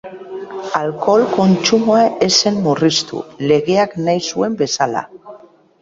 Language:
Basque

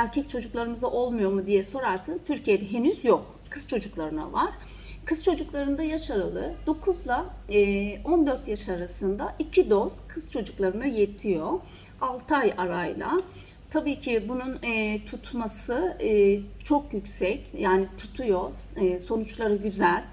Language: Turkish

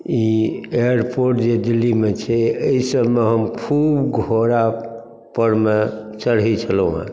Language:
Maithili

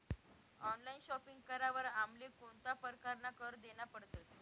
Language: Marathi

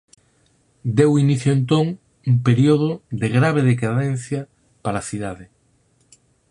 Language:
Galician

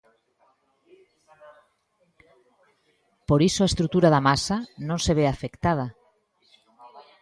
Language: Galician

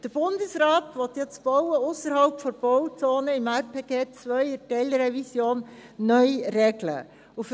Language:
Swiss German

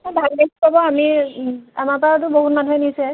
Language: Assamese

